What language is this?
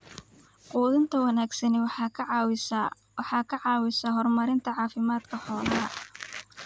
Somali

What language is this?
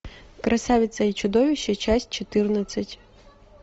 Russian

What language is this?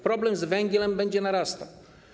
Polish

